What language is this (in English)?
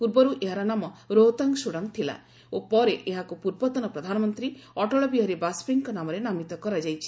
Odia